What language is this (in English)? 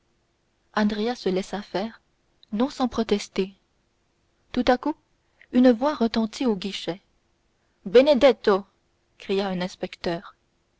French